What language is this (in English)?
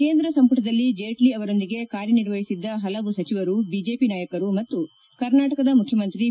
Kannada